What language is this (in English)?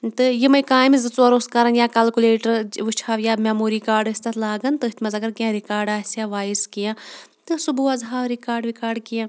Kashmiri